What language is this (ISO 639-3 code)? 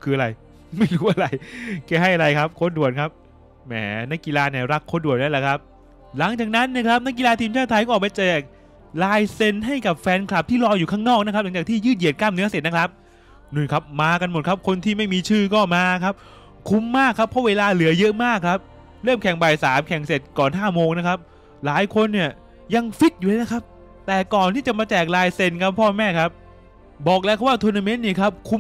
tha